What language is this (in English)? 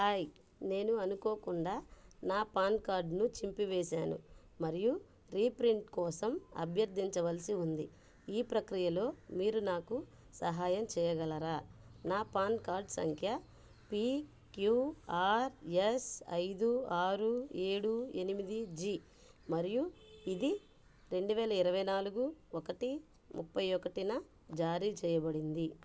Telugu